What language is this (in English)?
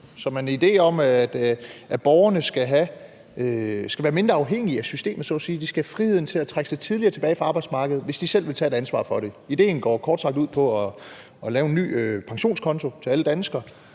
Danish